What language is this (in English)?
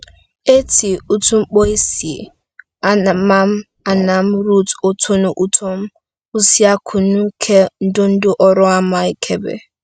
Igbo